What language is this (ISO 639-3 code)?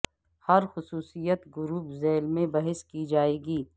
urd